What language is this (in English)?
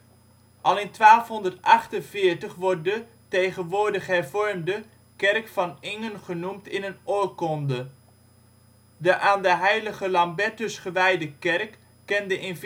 Dutch